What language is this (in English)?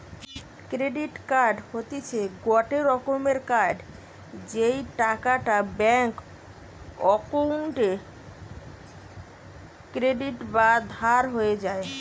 Bangla